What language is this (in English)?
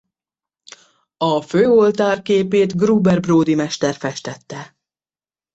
Hungarian